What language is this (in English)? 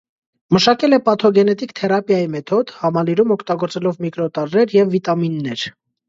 Armenian